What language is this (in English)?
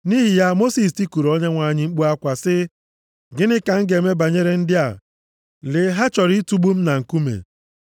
Igbo